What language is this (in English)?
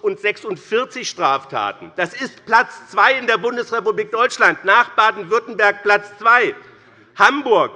German